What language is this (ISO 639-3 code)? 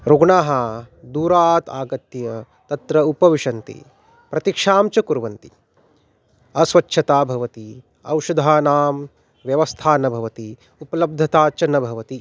san